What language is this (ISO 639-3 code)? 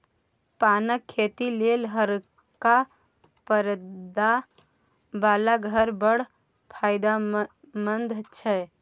mai